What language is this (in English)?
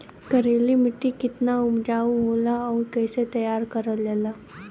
Bhojpuri